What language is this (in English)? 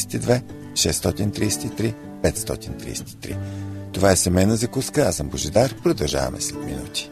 Bulgarian